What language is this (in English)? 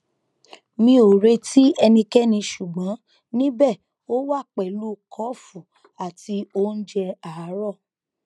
Yoruba